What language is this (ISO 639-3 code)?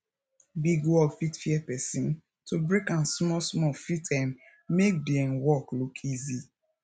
pcm